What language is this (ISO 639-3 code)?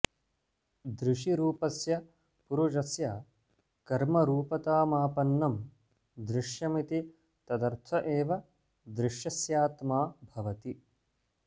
san